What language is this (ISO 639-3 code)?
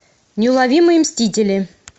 rus